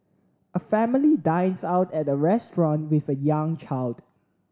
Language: English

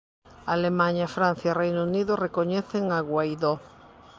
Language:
Galician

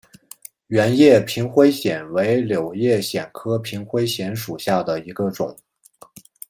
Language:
Chinese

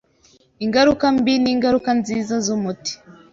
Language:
Kinyarwanda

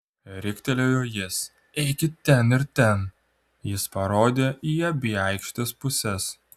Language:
Lithuanian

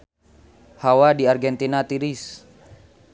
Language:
Sundanese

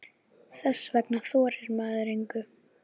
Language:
Icelandic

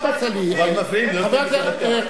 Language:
Hebrew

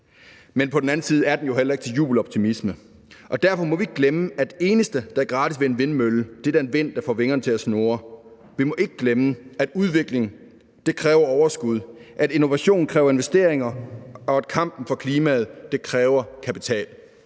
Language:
Danish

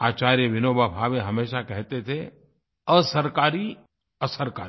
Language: Hindi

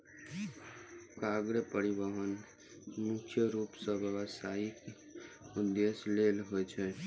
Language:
Maithili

